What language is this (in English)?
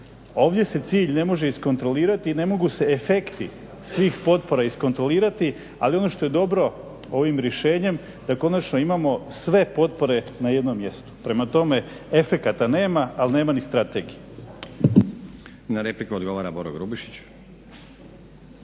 Croatian